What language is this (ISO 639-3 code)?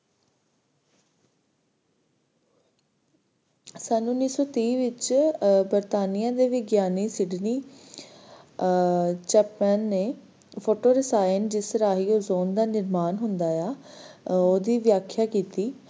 pan